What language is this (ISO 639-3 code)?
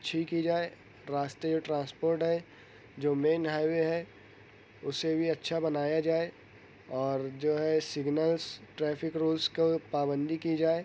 urd